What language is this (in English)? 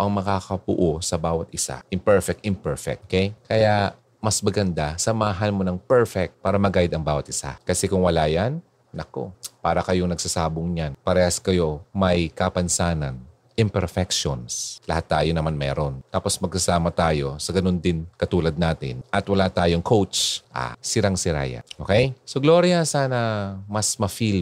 Filipino